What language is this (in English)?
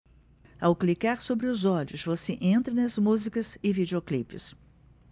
Portuguese